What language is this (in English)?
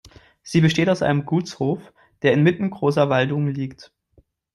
German